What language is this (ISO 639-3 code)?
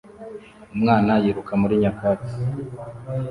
kin